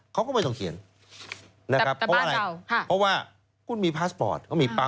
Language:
Thai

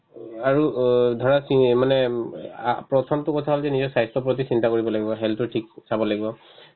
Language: Assamese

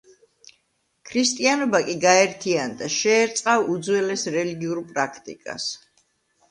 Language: Georgian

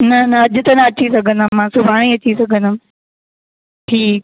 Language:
Sindhi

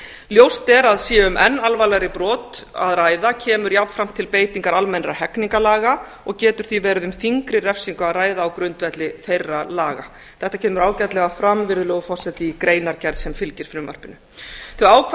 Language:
Icelandic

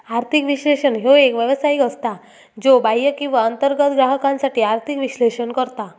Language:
Marathi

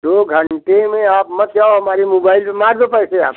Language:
Hindi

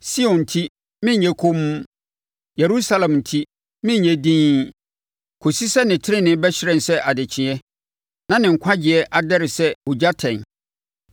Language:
Akan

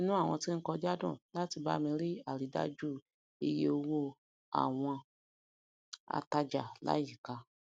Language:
Yoruba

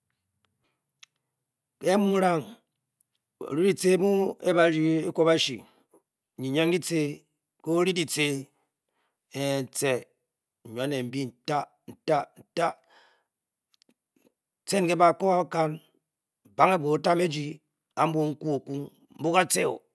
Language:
Bokyi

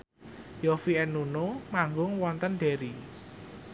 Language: Javanese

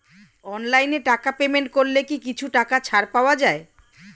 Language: Bangla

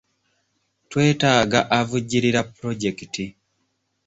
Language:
Ganda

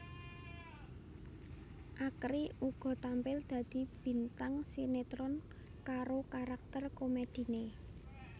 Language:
Javanese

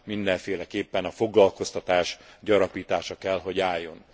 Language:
Hungarian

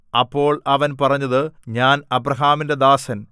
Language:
Malayalam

